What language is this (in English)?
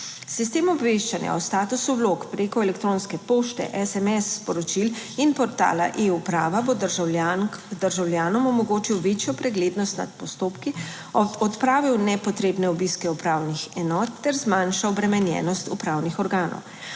Slovenian